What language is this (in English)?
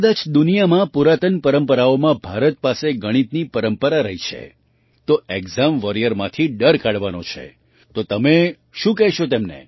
Gujarati